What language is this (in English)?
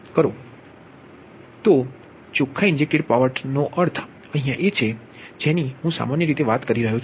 Gujarati